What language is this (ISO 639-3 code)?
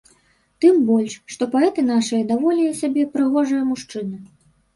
bel